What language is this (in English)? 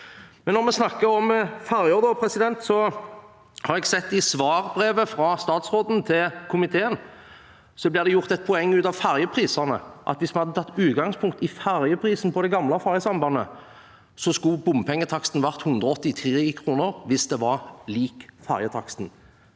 Norwegian